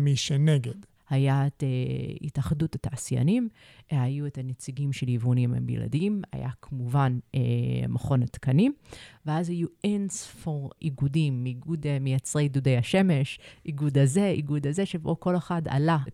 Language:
Hebrew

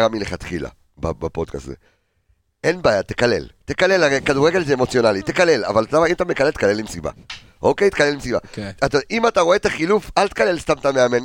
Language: Hebrew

